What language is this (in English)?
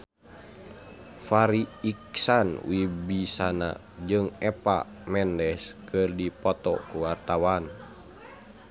Sundanese